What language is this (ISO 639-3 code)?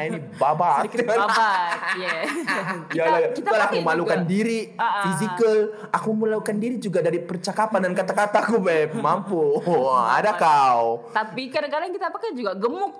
msa